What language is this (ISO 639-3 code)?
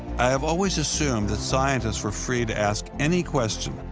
eng